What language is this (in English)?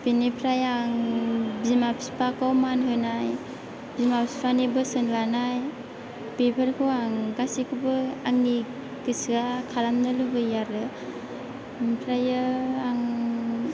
Bodo